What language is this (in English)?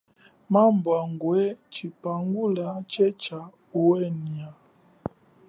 Chokwe